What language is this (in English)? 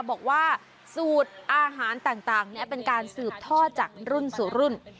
Thai